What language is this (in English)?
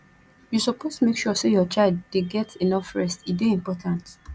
Nigerian Pidgin